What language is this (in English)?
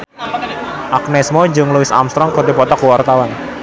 Sundanese